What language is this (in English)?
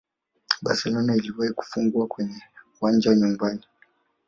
Swahili